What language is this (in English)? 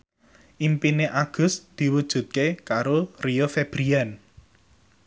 Javanese